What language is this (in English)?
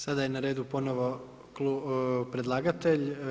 Croatian